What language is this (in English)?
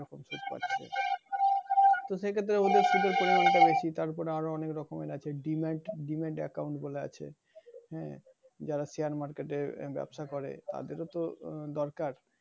Bangla